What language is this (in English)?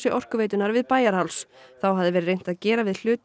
Icelandic